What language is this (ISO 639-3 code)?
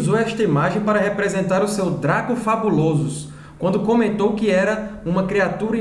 por